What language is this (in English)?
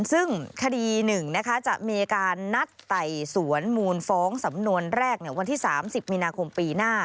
Thai